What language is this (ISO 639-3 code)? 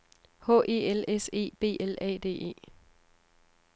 dan